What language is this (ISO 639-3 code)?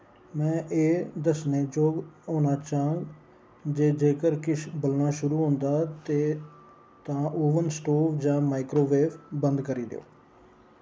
doi